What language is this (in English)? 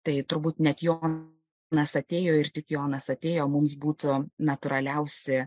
Lithuanian